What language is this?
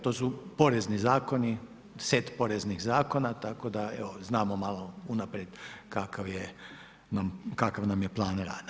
Croatian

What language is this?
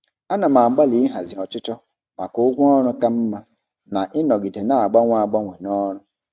Igbo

